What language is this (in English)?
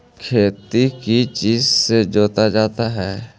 Magahi